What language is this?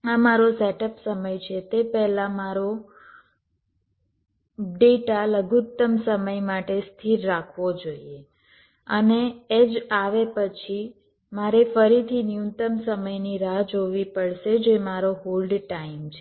Gujarati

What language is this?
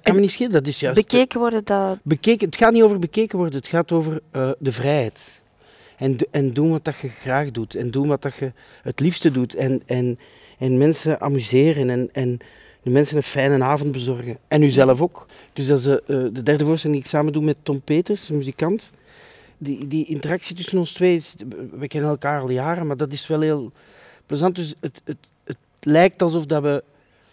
Dutch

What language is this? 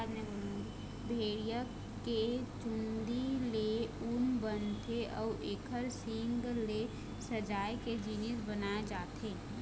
Chhattisgarhi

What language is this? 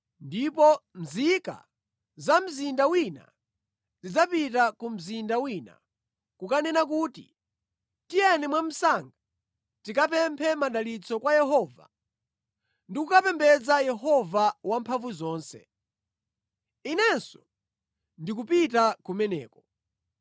Nyanja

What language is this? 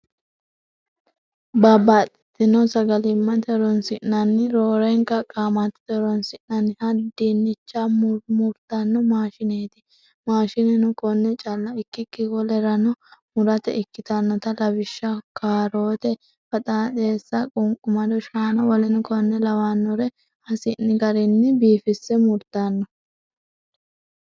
Sidamo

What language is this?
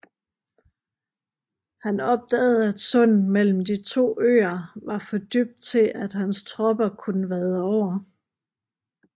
Danish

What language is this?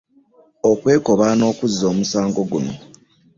Ganda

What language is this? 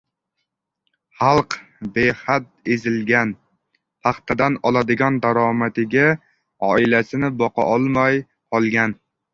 Uzbek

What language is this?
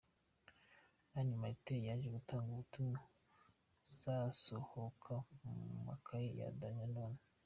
Kinyarwanda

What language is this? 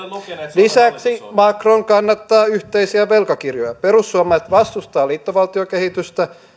Finnish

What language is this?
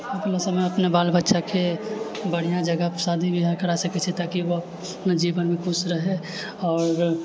Maithili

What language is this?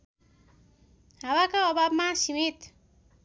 Nepali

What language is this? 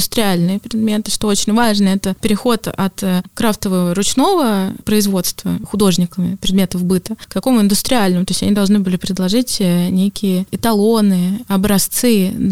Russian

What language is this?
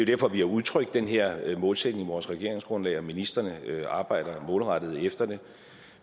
Danish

